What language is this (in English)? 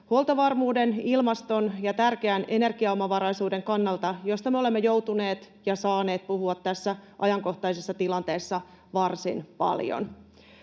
Finnish